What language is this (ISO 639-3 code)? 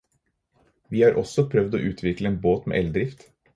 nob